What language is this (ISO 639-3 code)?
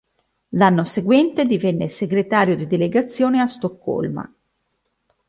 ita